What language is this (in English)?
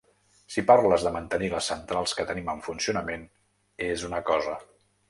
Catalan